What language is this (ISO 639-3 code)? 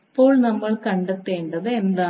mal